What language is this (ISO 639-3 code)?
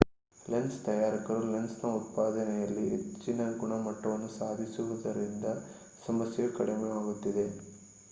kan